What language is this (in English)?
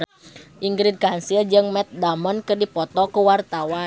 Sundanese